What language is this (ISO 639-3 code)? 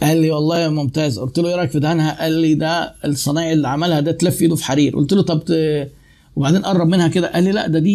ara